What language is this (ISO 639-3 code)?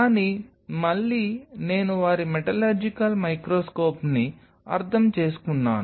tel